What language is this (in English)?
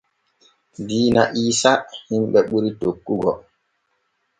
Borgu Fulfulde